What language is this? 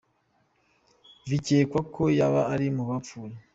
Kinyarwanda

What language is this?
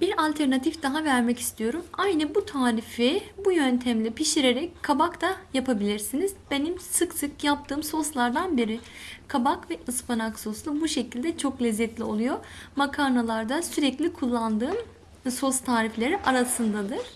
Turkish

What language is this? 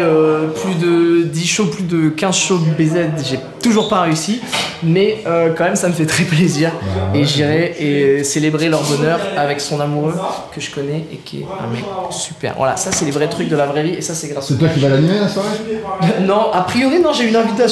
French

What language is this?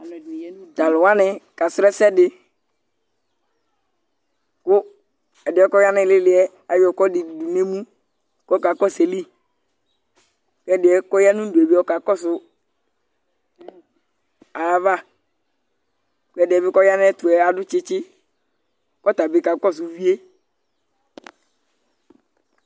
Ikposo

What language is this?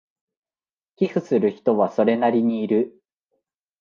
Japanese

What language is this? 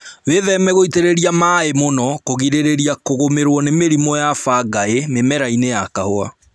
Kikuyu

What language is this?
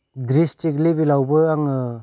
Bodo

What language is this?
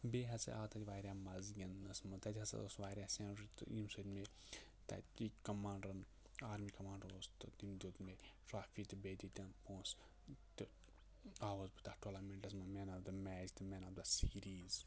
Kashmiri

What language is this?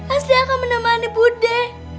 Indonesian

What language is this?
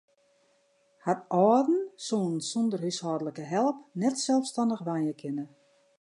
Western Frisian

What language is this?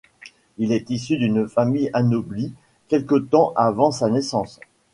French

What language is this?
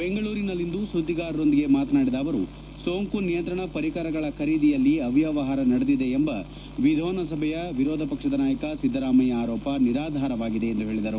Kannada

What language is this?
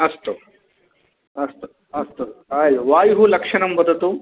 Sanskrit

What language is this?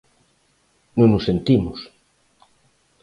Galician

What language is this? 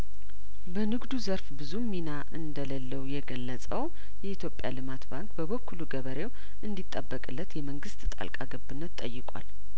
Amharic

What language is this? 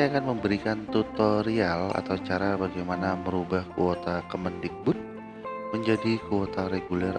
Indonesian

